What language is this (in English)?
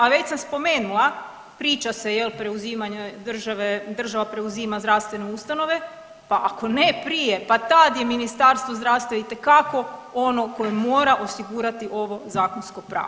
Croatian